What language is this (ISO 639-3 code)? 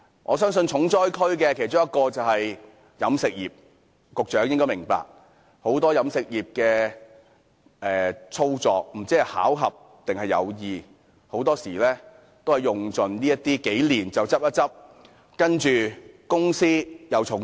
yue